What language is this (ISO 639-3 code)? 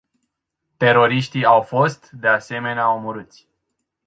ron